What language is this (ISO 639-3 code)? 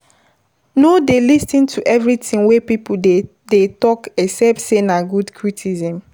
pcm